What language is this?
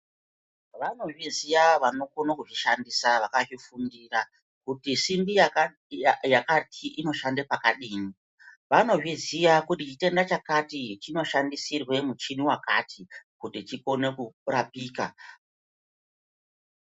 Ndau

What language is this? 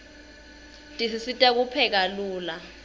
Swati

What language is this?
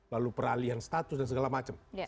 Indonesian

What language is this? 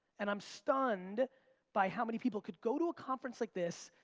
English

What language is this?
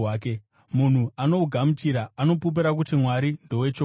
Shona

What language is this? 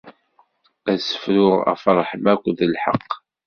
Kabyle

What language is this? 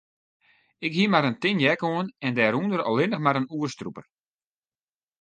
Western Frisian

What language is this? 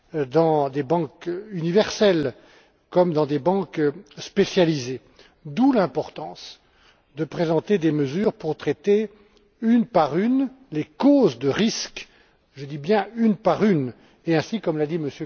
French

